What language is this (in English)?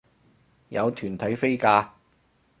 Cantonese